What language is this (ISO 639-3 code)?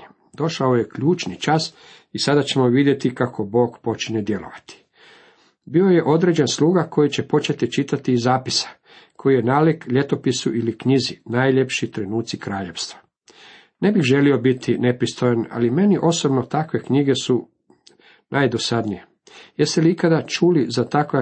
hrv